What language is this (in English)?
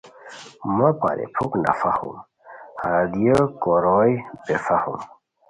Khowar